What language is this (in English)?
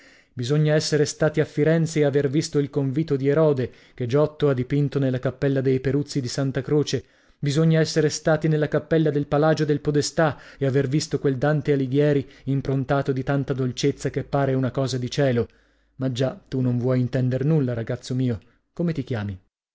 Italian